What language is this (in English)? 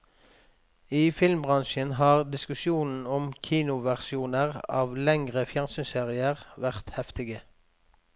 Norwegian